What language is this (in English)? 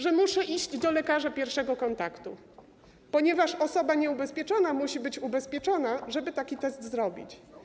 Polish